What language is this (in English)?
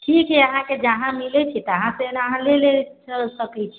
Maithili